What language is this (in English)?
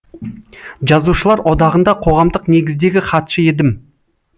Kazakh